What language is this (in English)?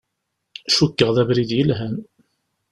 Kabyle